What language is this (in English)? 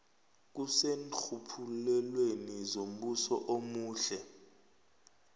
South Ndebele